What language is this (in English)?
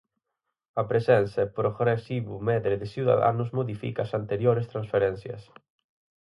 Galician